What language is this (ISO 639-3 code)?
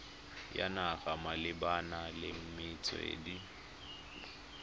tsn